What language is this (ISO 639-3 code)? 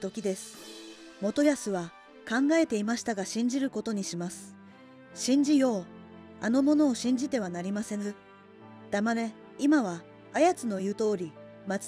jpn